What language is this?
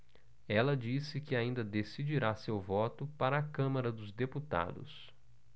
Portuguese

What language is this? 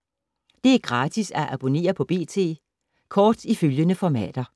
Danish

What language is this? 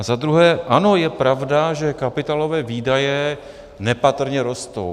Czech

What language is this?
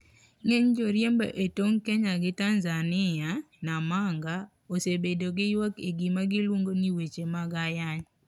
Luo (Kenya and Tanzania)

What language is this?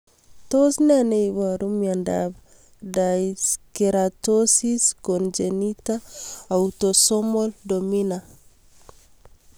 Kalenjin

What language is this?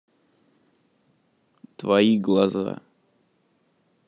Russian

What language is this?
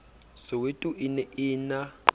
Southern Sotho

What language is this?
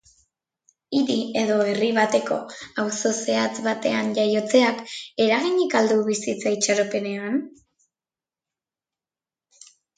Basque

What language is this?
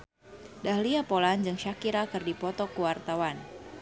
Sundanese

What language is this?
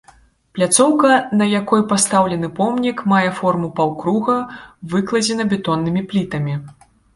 Belarusian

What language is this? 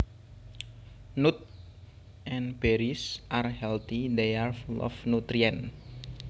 Javanese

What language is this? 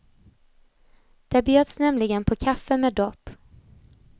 Swedish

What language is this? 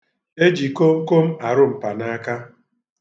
Igbo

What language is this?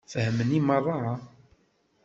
Kabyle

